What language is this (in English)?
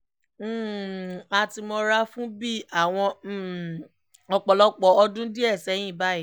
Yoruba